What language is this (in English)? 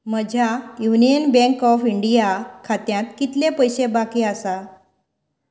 Konkani